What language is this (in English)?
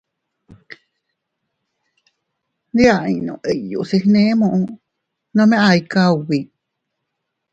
Teutila Cuicatec